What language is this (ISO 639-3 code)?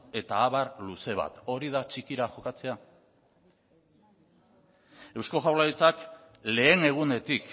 eus